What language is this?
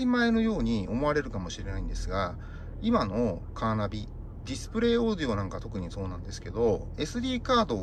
Japanese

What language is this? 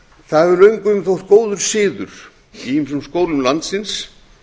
Icelandic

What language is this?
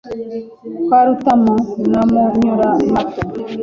Kinyarwanda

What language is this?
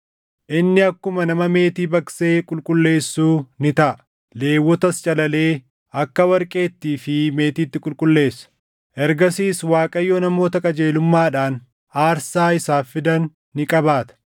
Oromo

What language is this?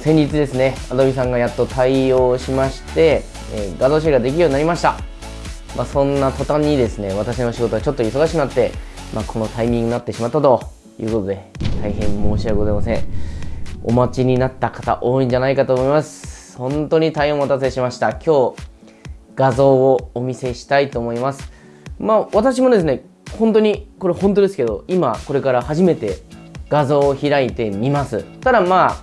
Japanese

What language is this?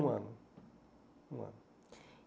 Portuguese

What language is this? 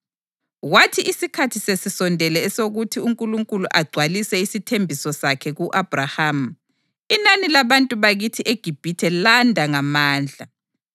North Ndebele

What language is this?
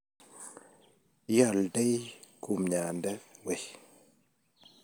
Kalenjin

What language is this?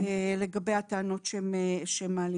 Hebrew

